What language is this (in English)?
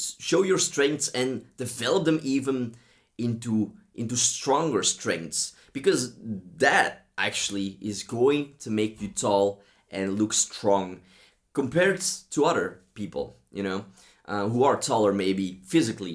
English